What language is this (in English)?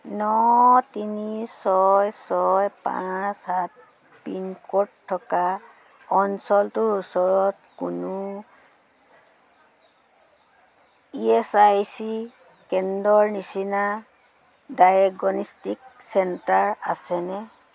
Assamese